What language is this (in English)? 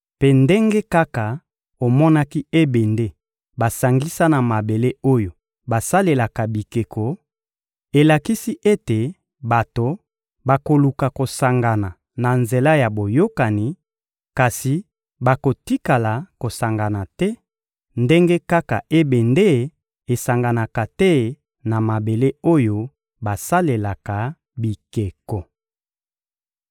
Lingala